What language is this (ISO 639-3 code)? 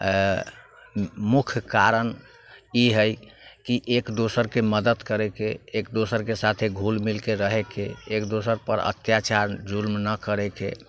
mai